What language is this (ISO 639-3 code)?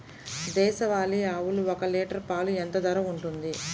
tel